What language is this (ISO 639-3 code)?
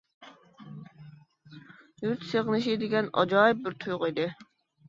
uig